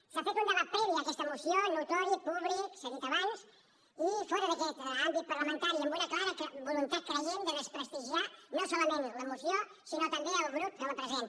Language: Catalan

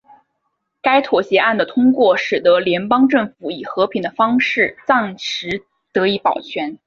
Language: Chinese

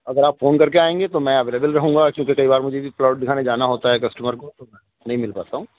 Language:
Urdu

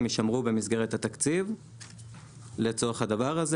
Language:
Hebrew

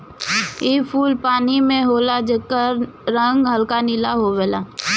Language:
Bhojpuri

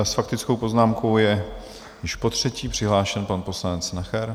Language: Czech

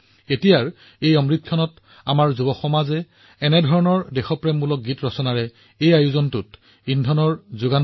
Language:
Assamese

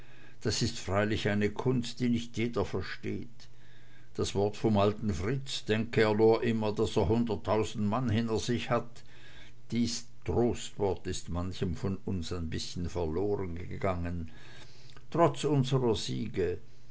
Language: German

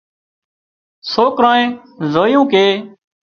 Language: Wadiyara Koli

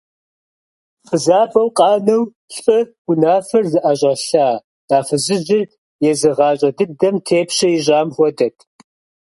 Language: Kabardian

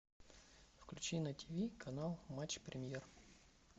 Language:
Russian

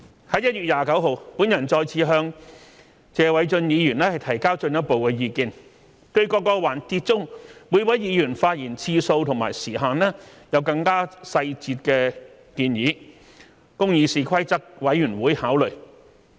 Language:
Cantonese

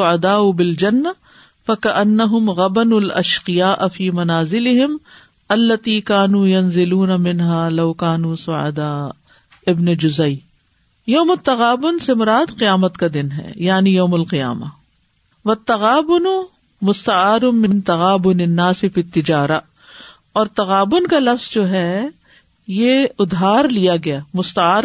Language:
Urdu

